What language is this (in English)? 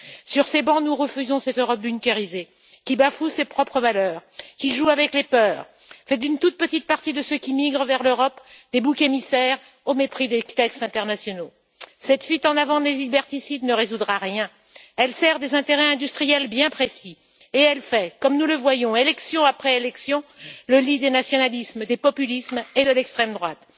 French